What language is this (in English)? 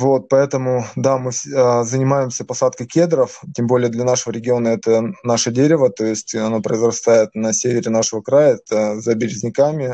Russian